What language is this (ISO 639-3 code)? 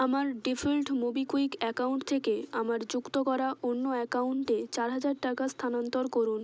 ben